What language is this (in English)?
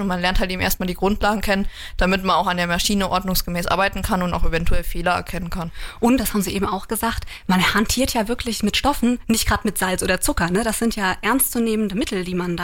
German